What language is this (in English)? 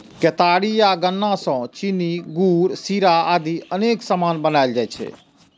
Maithili